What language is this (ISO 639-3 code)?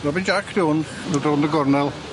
cym